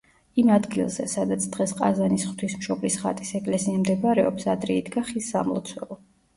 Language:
Georgian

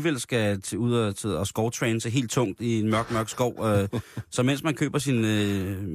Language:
Danish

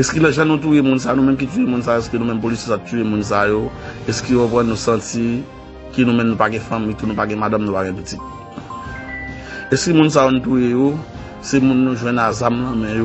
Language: French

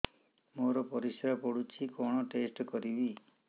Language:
Odia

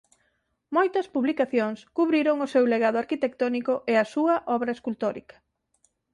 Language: Galician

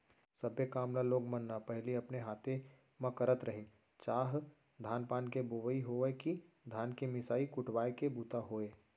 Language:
Chhattisgarhi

